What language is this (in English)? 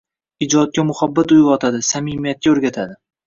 Uzbek